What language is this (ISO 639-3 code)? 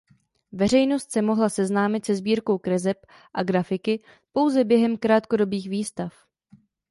ces